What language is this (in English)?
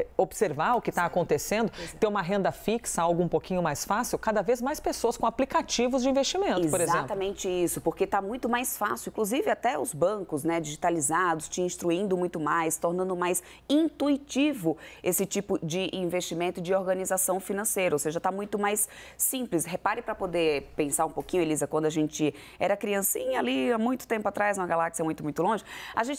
Portuguese